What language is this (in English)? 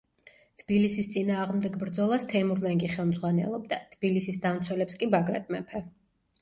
Georgian